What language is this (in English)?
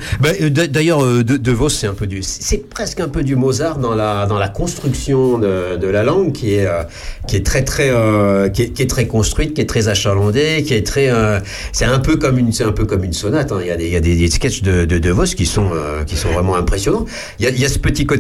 French